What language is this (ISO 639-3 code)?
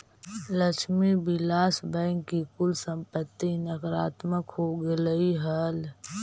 mag